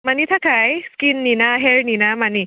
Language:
Bodo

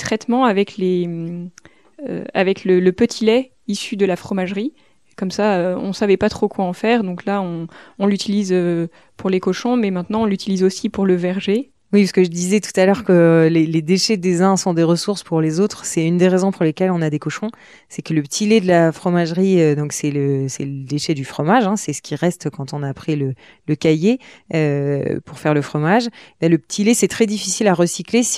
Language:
French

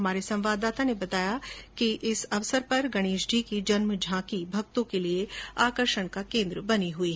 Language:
Hindi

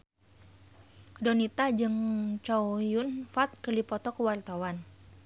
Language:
Sundanese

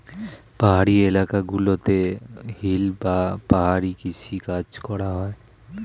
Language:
Bangla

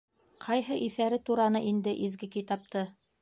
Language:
Bashkir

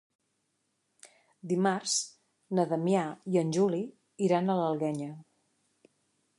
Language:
Catalan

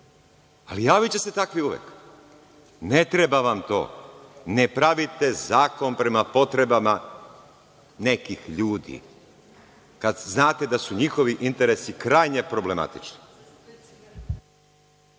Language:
Serbian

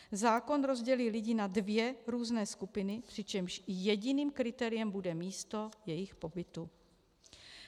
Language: Czech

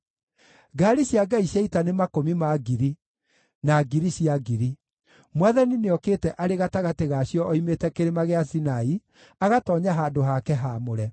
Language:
Kikuyu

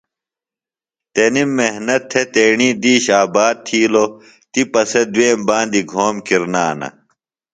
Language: Phalura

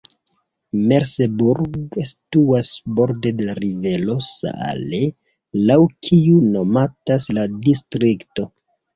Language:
Esperanto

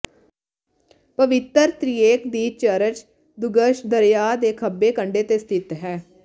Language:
Punjabi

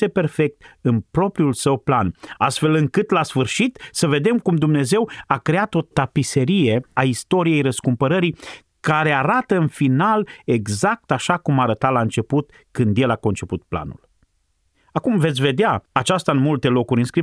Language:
Romanian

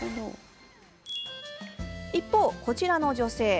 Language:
Japanese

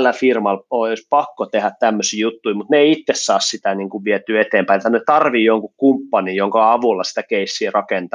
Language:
Finnish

